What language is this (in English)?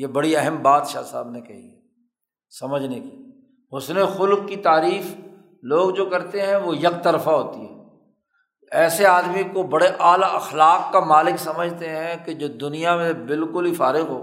Urdu